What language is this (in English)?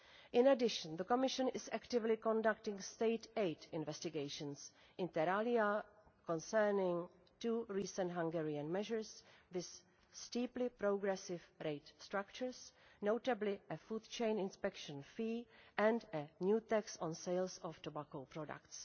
English